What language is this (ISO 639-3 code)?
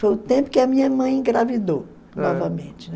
por